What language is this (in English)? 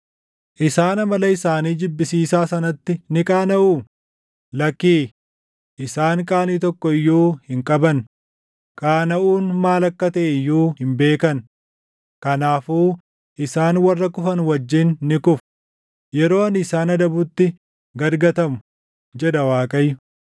Oromo